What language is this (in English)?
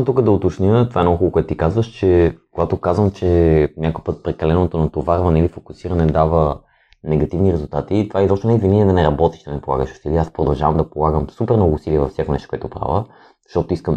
Bulgarian